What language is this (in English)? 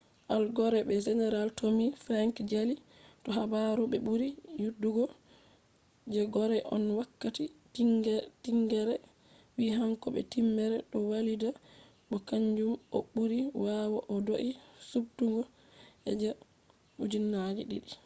Fula